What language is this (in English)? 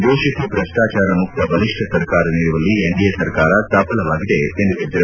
Kannada